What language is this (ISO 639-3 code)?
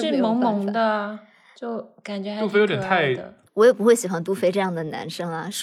zho